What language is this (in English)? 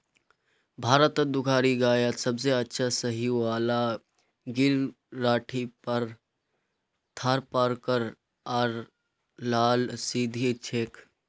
Magahi